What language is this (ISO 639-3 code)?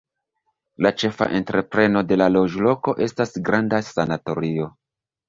epo